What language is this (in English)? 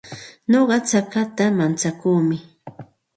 Santa Ana de Tusi Pasco Quechua